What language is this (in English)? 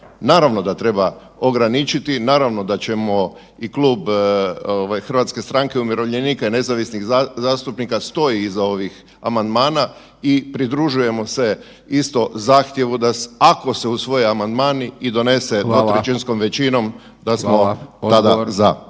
Croatian